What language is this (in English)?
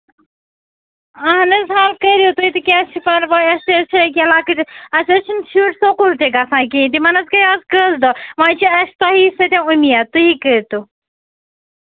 Kashmiri